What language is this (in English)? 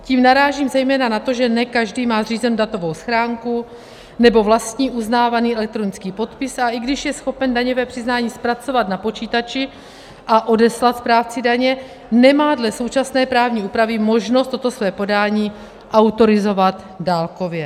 Czech